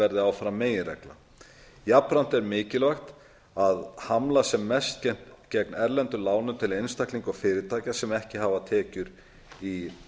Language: Icelandic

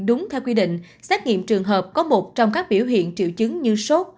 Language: Vietnamese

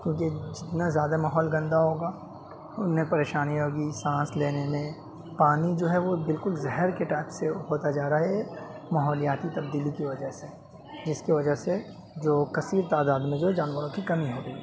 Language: Urdu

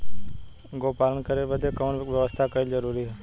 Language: Bhojpuri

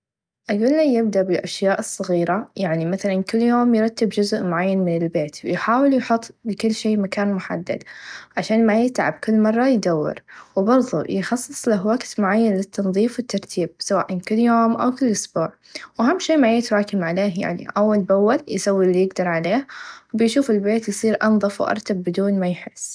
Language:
Najdi Arabic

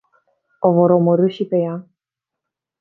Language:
Romanian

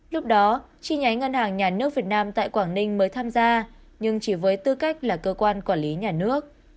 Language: Vietnamese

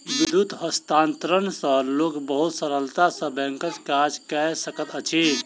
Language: Maithili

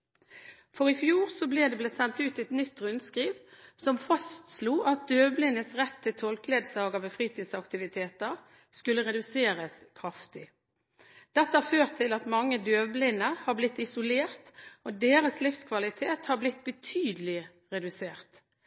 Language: Norwegian Bokmål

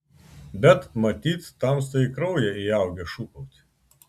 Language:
Lithuanian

